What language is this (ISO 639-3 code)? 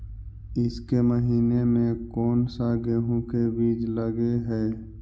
mag